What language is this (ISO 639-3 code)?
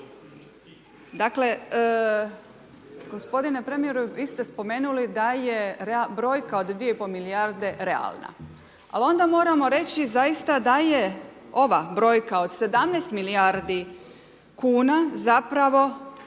hrv